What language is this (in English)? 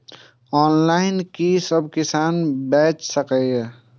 Maithili